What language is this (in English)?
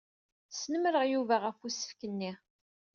Kabyle